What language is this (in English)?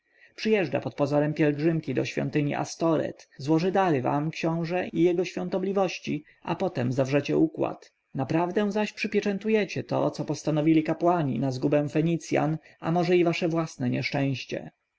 Polish